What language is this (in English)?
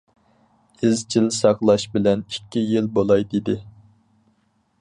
Uyghur